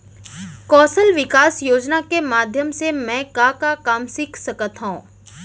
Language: Chhattisgarhi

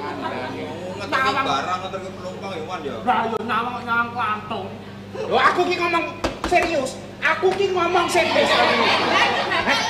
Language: Indonesian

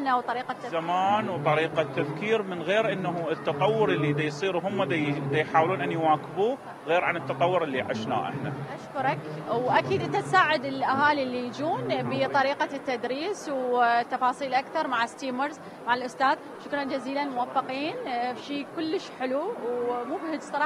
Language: Arabic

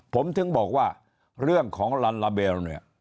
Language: Thai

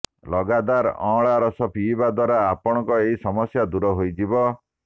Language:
Odia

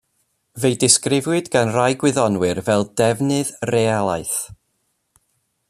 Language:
Welsh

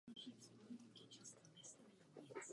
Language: Czech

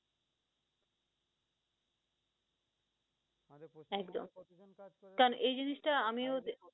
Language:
Bangla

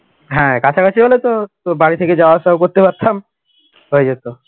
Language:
Bangla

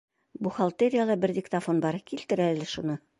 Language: Bashkir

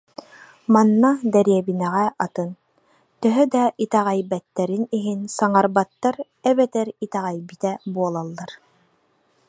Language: Yakut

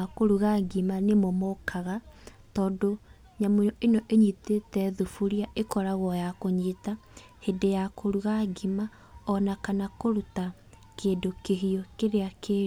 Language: Kikuyu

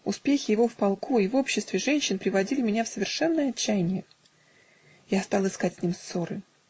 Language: Russian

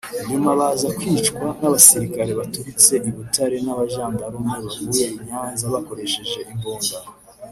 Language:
Kinyarwanda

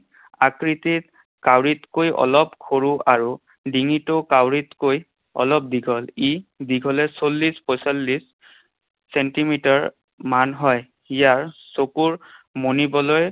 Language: Assamese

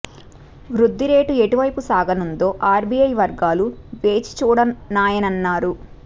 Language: Telugu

